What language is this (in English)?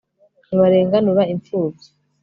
Kinyarwanda